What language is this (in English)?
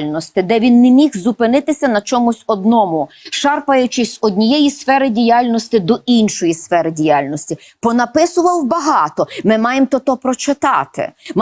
Ukrainian